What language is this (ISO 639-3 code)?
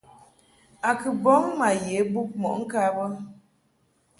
mhk